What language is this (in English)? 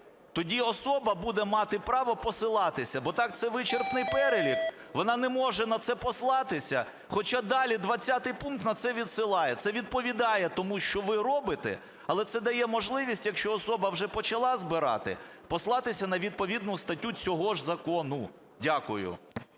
Ukrainian